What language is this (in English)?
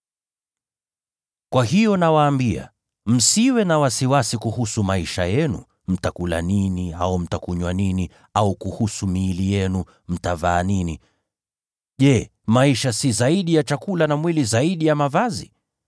Swahili